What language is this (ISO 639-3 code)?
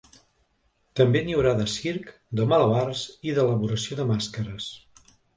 cat